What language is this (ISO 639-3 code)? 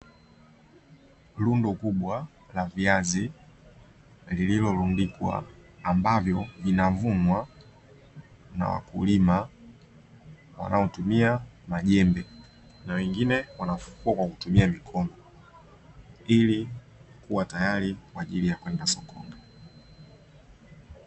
swa